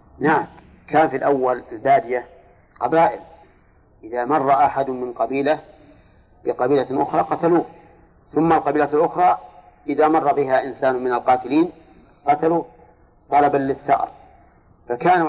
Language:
Arabic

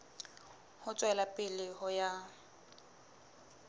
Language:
Southern Sotho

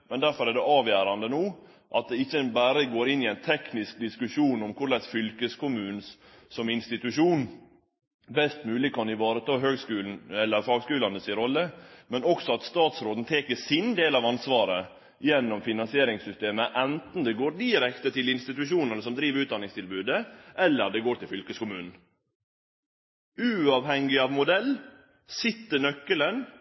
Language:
Norwegian Nynorsk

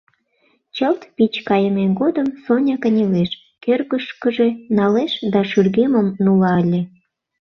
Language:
Mari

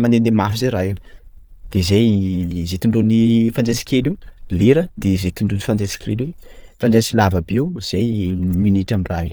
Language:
Sakalava Malagasy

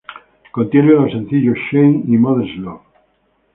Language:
Spanish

